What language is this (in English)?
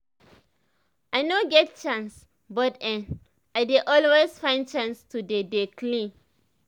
Nigerian Pidgin